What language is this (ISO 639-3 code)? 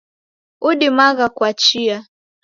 dav